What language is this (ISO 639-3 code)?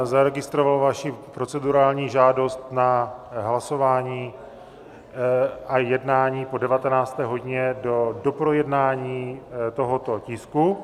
ces